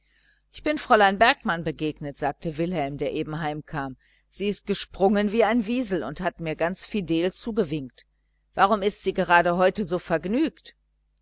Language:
German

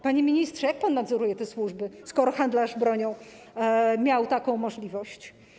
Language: Polish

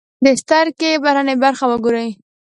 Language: Pashto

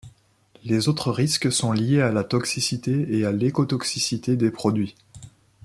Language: French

